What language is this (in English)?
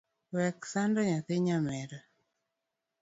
Luo (Kenya and Tanzania)